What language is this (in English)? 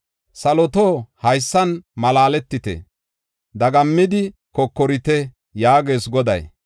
Gofa